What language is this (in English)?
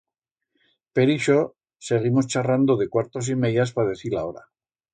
Aragonese